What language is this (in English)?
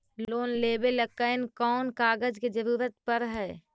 Magahi